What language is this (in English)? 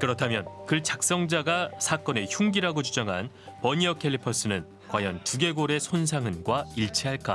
Korean